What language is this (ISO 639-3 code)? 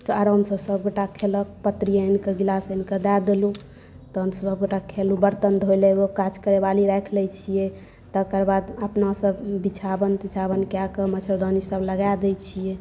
mai